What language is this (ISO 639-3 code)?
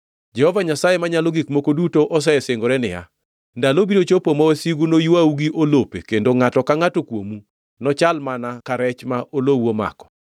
luo